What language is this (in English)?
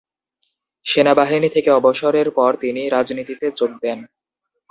Bangla